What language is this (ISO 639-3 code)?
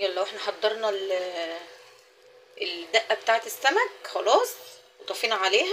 ara